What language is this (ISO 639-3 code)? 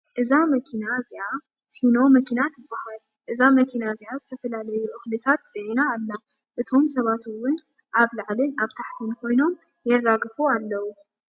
tir